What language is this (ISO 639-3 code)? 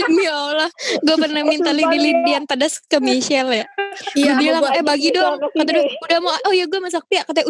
ind